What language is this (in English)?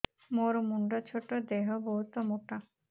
Odia